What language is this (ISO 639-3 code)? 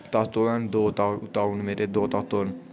doi